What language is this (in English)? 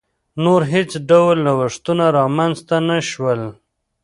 Pashto